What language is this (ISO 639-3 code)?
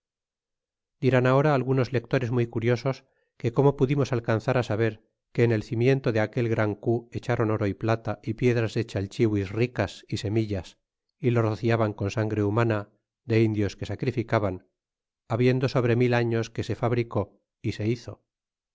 spa